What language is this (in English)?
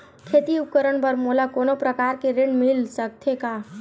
Chhattisgarhi